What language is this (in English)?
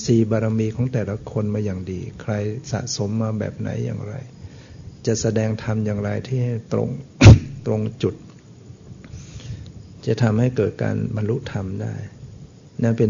Thai